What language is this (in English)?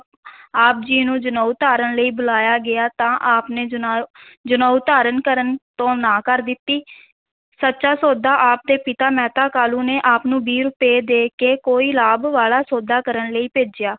Punjabi